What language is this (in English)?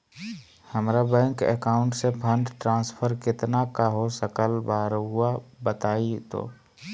Magahi